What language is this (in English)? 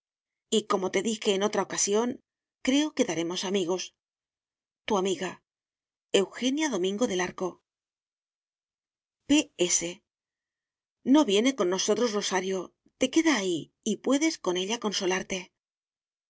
Spanish